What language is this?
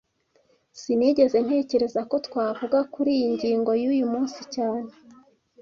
Kinyarwanda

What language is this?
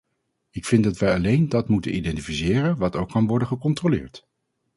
Dutch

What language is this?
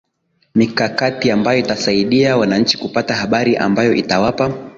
Swahili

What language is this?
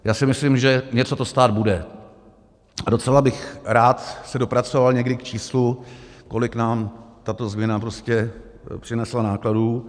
Czech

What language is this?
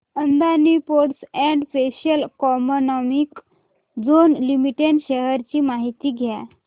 Marathi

